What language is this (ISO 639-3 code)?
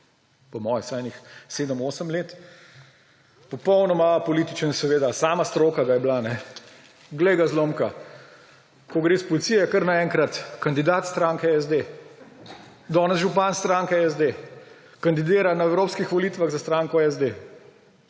slv